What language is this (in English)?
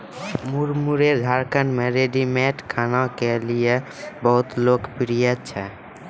Maithili